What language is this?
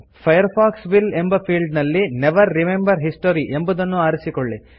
Kannada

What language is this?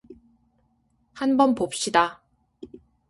Korean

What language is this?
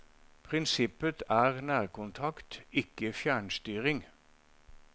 Norwegian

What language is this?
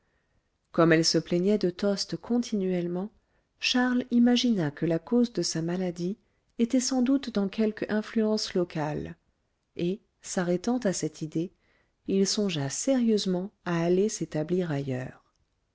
French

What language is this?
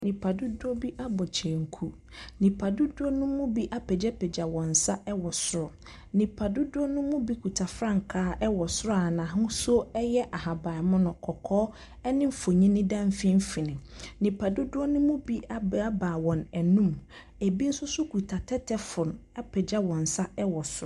Akan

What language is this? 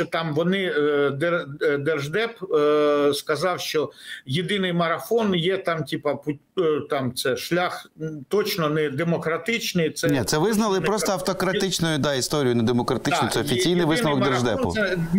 Ukrainian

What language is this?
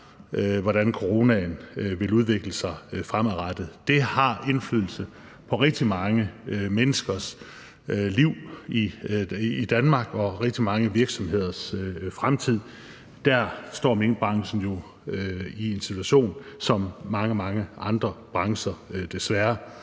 Danish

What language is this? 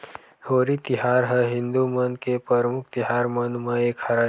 Chhattisgarhi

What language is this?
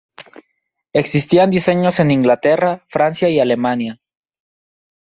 Spanish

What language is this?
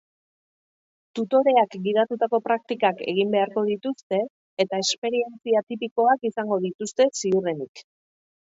Basque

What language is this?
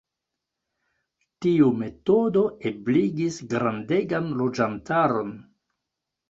Esperanto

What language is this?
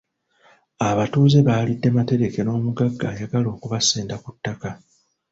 Ganda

